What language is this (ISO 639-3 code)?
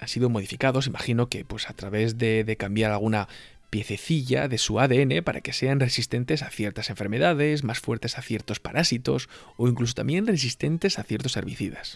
spa